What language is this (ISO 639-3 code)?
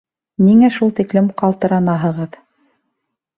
bak